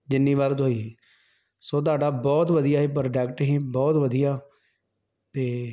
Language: Punjabi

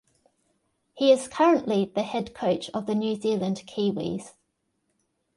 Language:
English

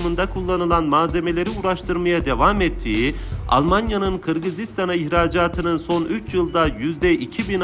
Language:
Turkish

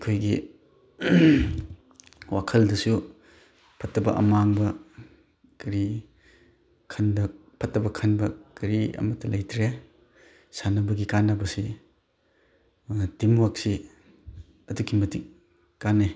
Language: Manipuri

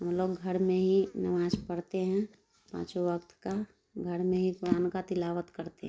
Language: Urdu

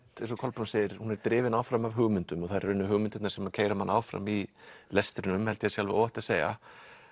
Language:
Icelandic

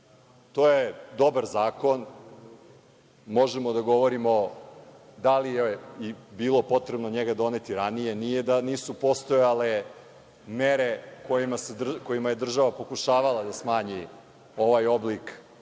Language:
Serbian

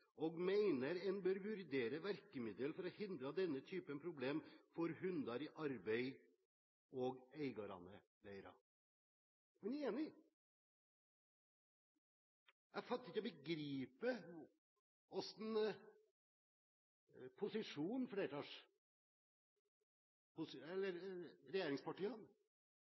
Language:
Norwegian Bokmål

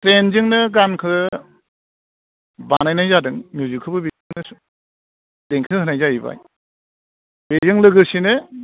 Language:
Bodo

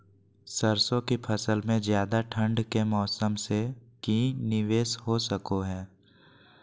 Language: Magahi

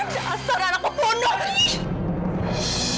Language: Indonesian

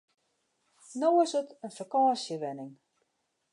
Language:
Western Frisian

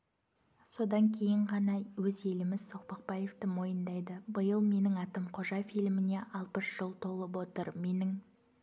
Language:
Kazakh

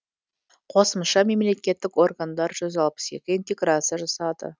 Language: Kazakh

